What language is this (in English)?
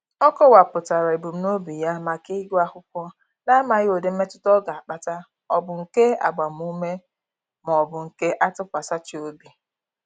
Igbo